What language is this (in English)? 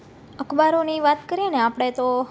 Gujarati